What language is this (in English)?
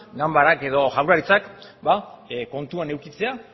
Basque